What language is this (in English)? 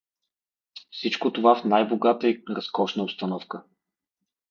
Bulgarian